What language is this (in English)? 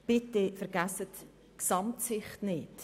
Swiss German